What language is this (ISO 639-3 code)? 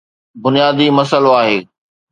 snd